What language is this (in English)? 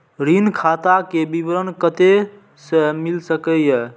Maithili